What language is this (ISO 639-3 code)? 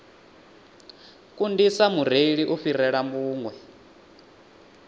ven